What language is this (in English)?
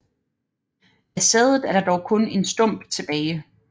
Danish